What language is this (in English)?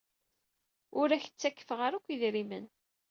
Kabyle